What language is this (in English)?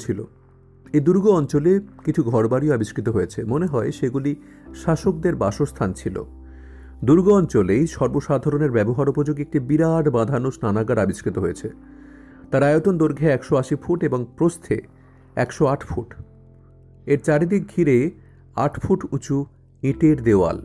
Bangla